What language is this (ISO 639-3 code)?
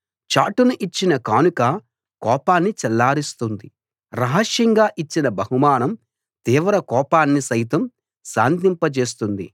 tel